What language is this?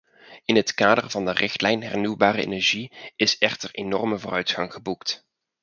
Dutch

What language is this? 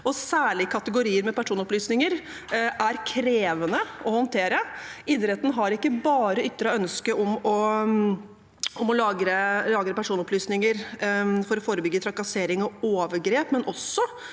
Norwegian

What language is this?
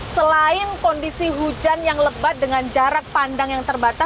Indonesian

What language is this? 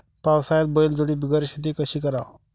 Marathi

